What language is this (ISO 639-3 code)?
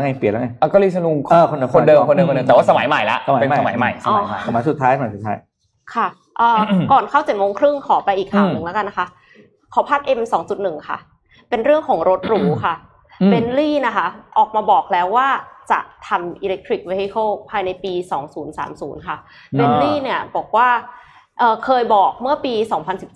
tha